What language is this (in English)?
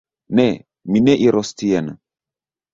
Esperanto